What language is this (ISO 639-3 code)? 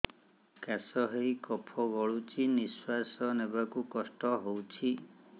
ori